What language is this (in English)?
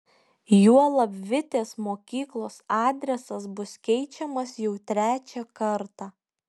Lithuanian